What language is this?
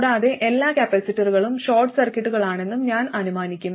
Malayalam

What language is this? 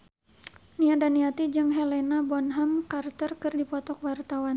Sundanese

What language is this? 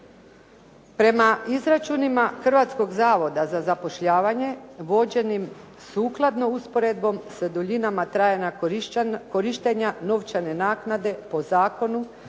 Croatian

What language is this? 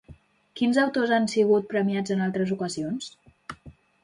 Catalan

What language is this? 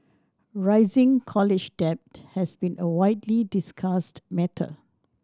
English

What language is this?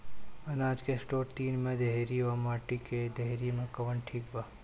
Bhojpuri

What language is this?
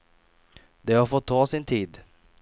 Swedish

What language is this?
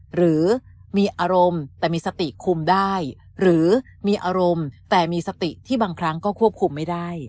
Thai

